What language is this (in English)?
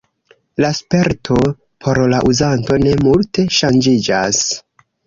Esperanto